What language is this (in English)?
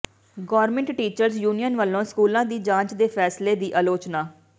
Punjabi